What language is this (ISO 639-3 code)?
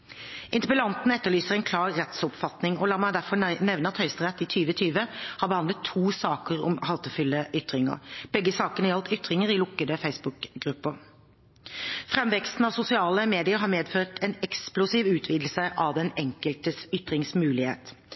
nob